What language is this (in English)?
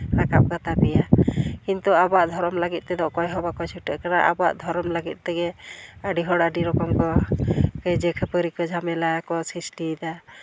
Santali